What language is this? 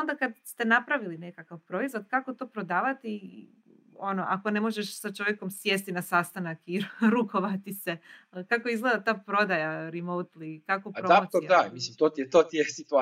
Croatian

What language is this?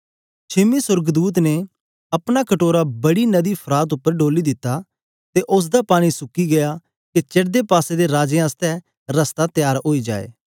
Dogri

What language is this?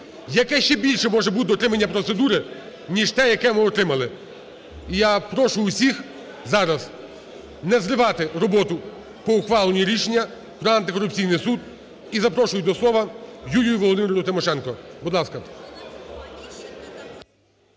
Ukrainian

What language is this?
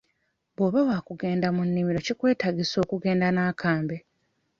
Ganda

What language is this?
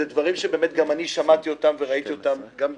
Hebrew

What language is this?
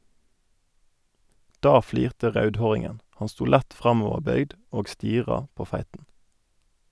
Norwegian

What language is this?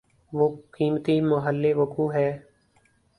Urdu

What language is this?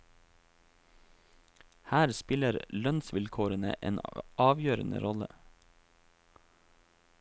Norwegian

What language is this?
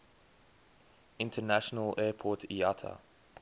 English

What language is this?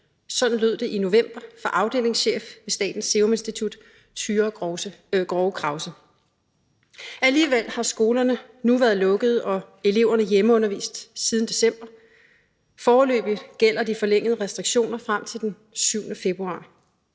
Danish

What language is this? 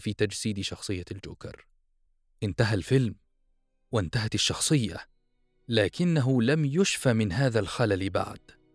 Arabic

